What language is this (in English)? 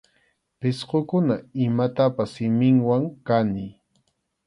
Arequipa-La Unión Quechua